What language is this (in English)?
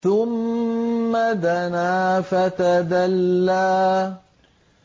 Arabic